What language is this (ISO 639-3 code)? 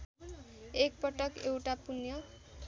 nep